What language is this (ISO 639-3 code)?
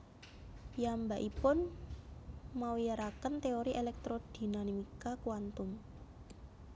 jav